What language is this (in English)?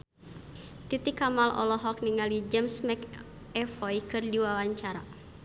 Sundanese